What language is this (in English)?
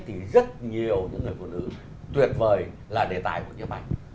Vietnamese